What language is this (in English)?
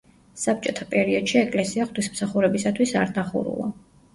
Georgian